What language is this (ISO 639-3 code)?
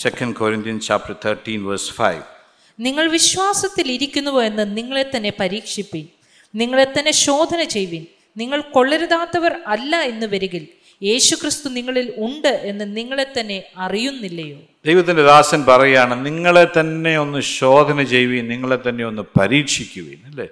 mal